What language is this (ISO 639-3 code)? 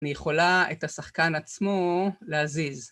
heb